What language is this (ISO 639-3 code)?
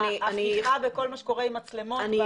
heb